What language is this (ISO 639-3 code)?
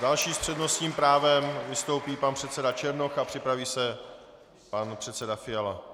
ces